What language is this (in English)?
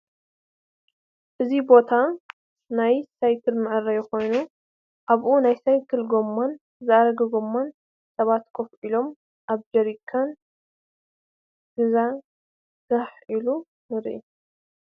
Tigrinya